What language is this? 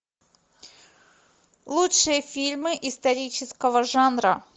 Russian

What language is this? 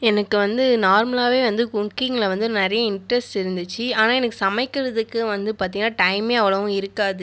Tamil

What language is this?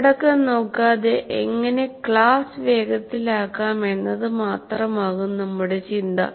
Malayalam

